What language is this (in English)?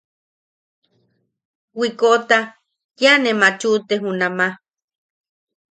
Yaqui